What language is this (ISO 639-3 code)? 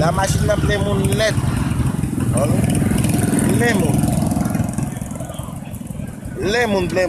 fra